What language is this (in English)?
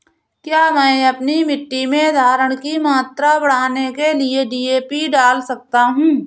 Hindi